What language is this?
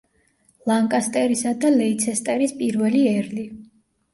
Georgian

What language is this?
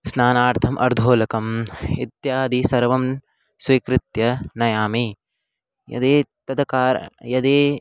Sanskrit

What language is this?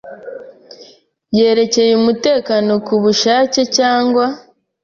Kinyarwanda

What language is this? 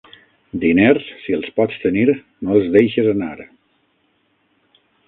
Catalan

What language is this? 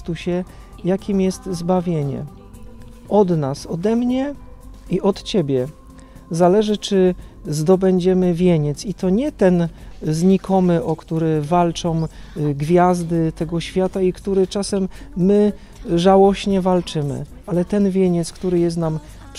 Polish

